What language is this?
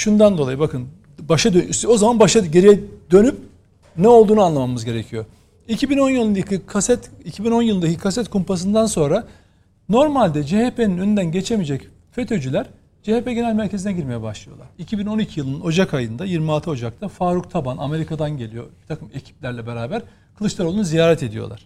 Turkish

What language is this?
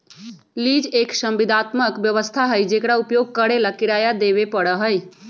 Magahi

